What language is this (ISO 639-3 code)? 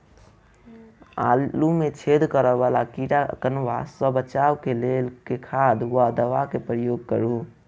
mai